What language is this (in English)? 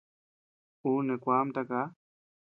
Tepeuxila Cuicatec